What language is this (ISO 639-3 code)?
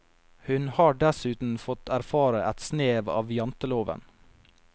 nor